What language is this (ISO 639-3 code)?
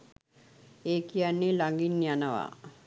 sin